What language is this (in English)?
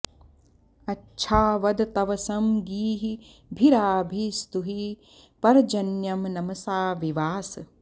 Sanskrit